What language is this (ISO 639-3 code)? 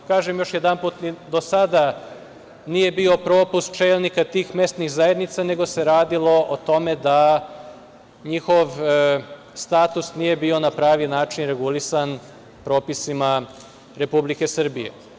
srp